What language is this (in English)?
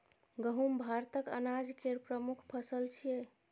Maithili